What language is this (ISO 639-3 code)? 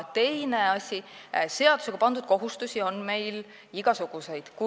est